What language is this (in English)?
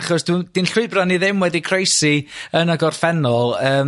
Welsh